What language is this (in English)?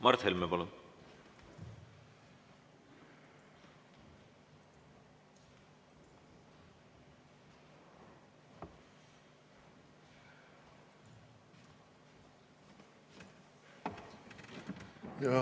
Estonian